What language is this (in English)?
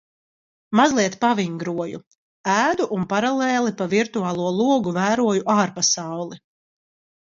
Latvian